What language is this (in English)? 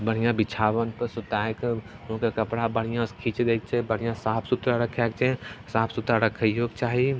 Maithili